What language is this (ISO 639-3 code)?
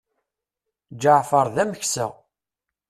kab